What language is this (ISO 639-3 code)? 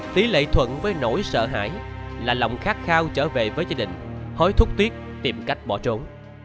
vie